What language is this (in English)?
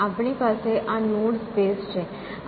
Gujarati